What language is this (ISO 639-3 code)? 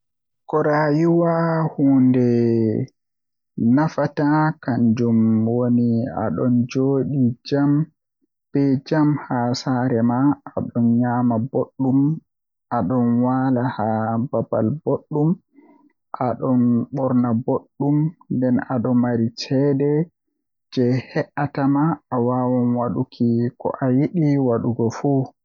fuh